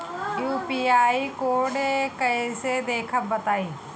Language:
Bhojpuri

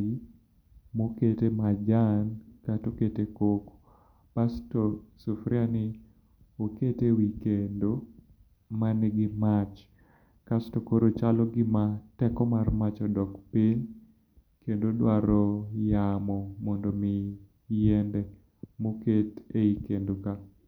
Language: Luo (Kenya and Tanzania)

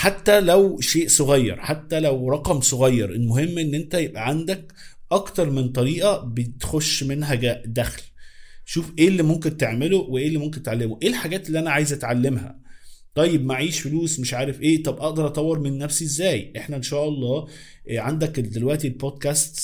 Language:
Arabic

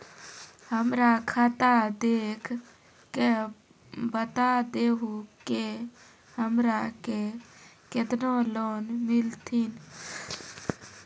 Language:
Maithili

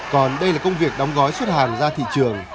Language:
Vietnamese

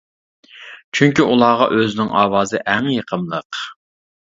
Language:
Uyghur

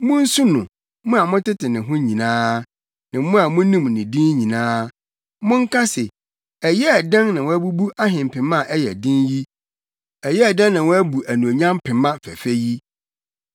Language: Akan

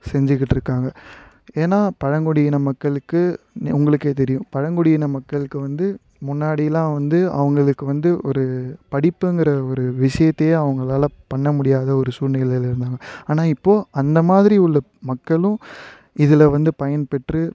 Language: Tamil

